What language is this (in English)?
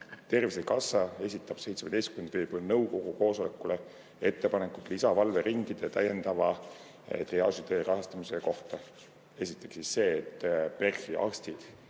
Estonian